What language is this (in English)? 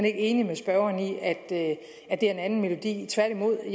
Danish